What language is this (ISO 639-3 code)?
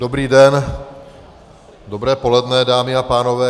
ces